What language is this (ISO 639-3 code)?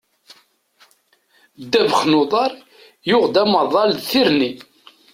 kab